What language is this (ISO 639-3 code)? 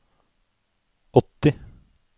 nor